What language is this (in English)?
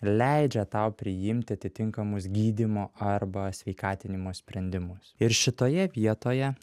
Lithuanian